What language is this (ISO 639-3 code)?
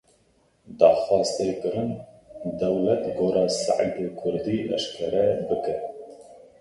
kur